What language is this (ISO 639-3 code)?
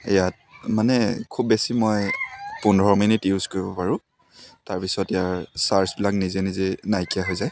asm